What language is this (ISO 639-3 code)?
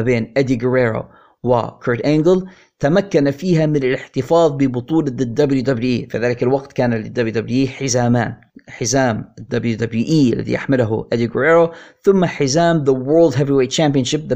ara